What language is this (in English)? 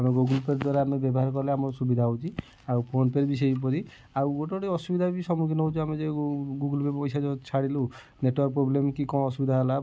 Odia